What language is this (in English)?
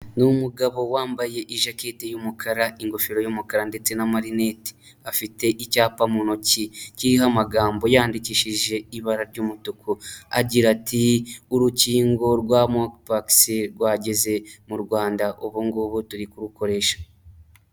Kinyarwanda